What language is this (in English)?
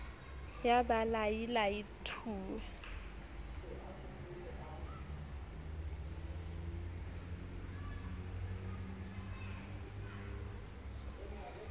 Southern Sotho